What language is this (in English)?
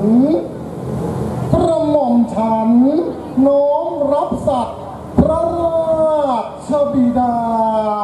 Thai